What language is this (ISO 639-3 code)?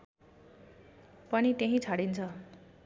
nep